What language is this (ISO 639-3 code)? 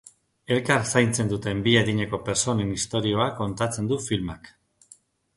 eus